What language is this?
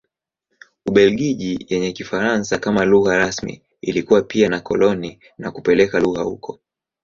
Swahili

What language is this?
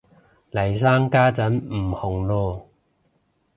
Cantonese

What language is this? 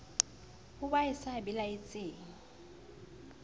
Southern Sotho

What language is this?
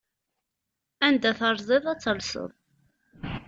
Kabyle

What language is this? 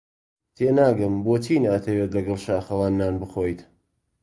Central Kurdish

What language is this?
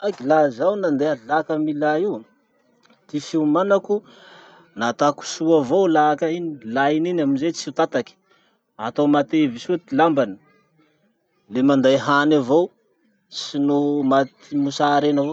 Masikoro Malagasy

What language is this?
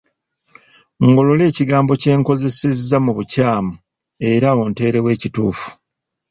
Ganda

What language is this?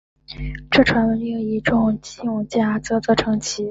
Chinese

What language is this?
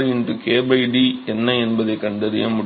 Tamil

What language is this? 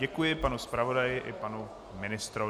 Czech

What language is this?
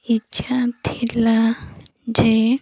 Odia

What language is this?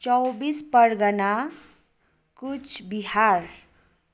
Nepali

